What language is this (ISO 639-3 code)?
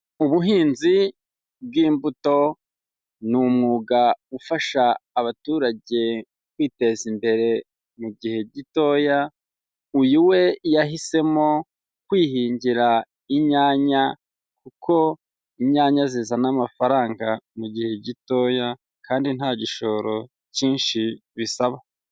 kin